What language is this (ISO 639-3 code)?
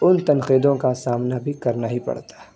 urd